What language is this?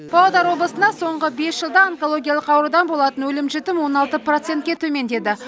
Kazakh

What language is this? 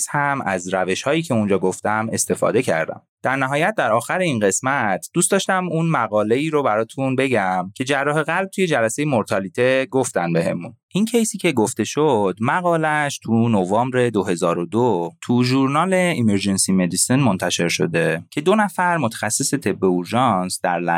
Persian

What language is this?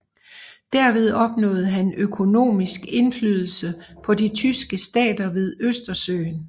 Danish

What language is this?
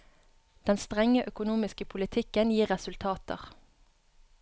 Norwegian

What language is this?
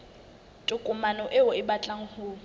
Southern Sotho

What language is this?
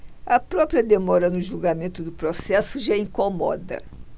Portuguese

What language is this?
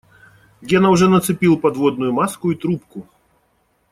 Russian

